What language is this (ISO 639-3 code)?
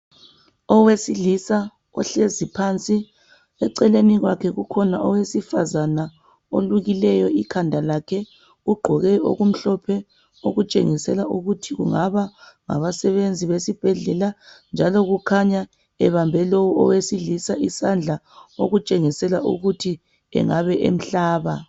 nde